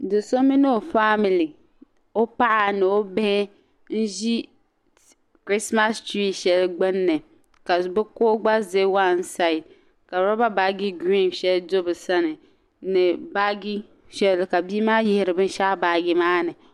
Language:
Dagbani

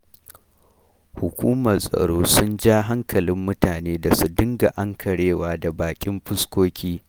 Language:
Hausa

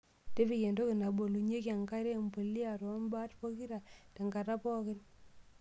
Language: Masai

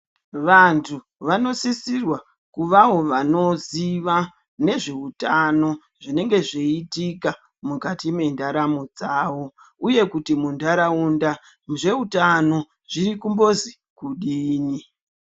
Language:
Ndau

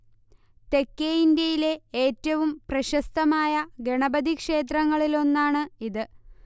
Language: Malayalam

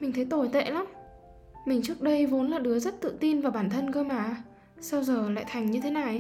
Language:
Vietnamese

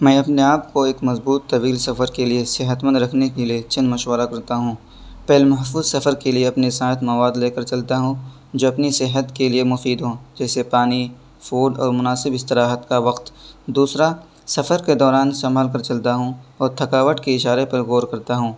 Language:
Urdu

